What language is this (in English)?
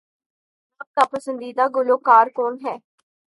Urdu